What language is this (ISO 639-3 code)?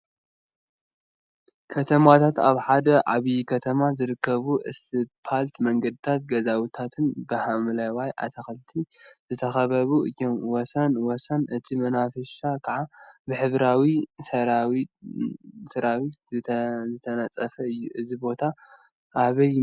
tir